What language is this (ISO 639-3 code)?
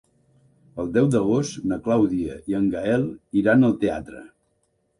cat